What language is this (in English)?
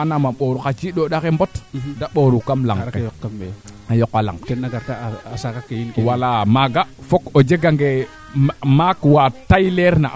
Serer